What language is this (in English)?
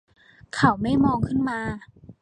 Thai